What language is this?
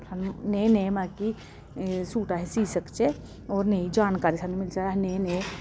Dogri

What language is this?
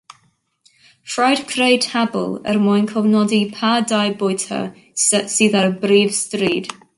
Welsh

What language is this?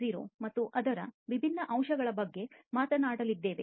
Kannada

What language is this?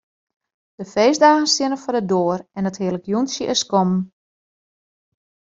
Western Frisian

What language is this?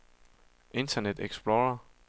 Danish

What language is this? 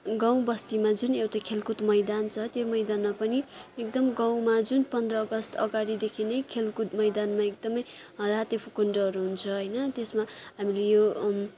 Nepali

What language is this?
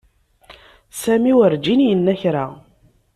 Kabyle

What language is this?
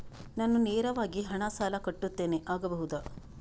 Kannada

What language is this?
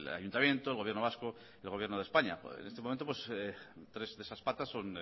Spanish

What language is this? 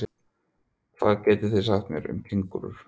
Icelandic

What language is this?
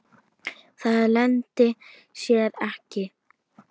Icelandic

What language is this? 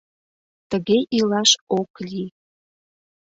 Mari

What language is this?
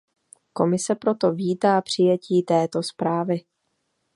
Czech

